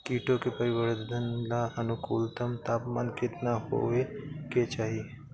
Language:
Bhojpuri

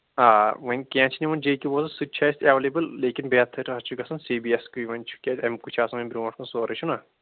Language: Kashmiri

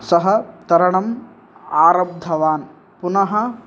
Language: Sanskrit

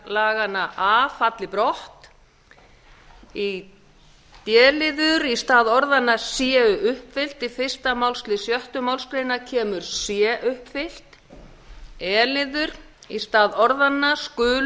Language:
Icelandic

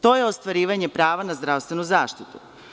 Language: Serbian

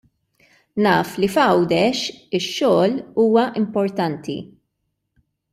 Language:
Maltese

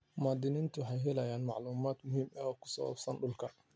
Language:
Somali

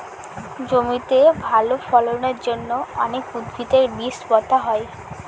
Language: Bangla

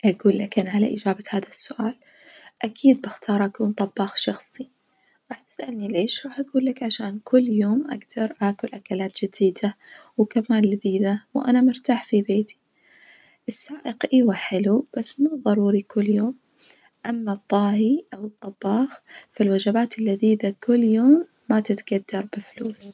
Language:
Najdi Arabic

